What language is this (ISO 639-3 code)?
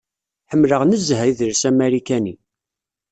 kab